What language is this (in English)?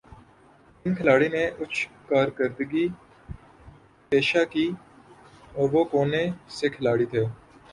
Urdu